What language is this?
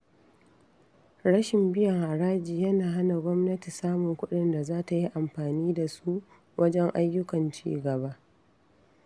Hausa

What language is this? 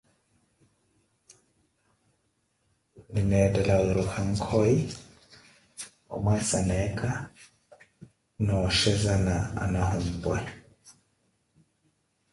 Koti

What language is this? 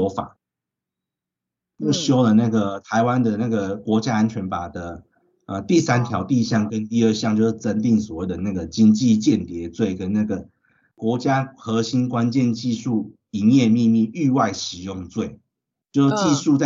Chinese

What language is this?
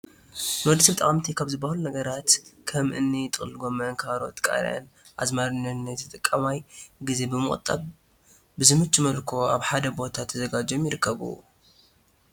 Tigrinya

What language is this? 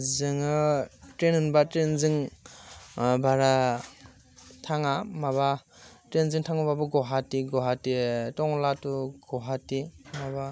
Bodo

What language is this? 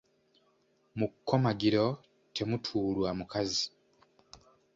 Ganda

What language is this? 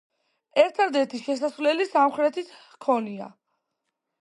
Georgian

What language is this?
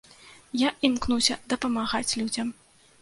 Belarusian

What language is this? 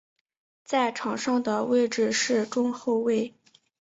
Chinese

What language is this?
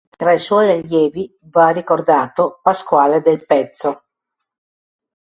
Italian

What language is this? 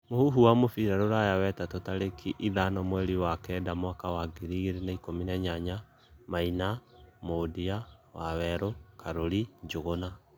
Kikuyu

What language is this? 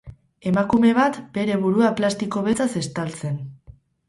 Basque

